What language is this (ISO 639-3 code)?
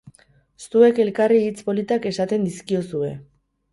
eus